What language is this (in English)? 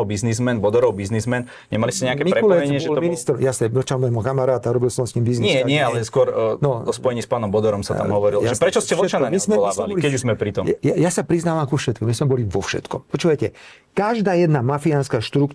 Slovak